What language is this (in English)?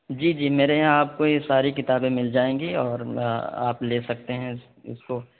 Urdu